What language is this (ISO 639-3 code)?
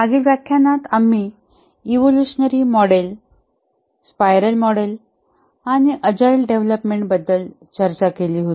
mar